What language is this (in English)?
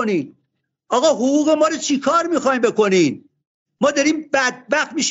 Persian